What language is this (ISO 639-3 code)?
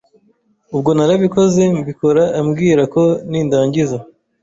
kin